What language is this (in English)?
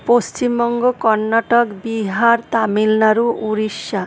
Bangla